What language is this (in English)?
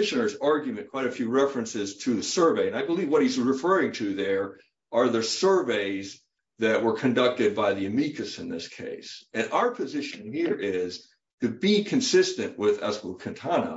English